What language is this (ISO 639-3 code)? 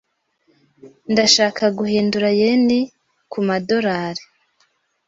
kin